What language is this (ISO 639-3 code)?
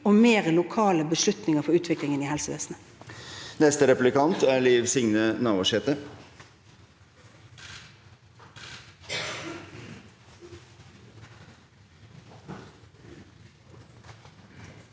nor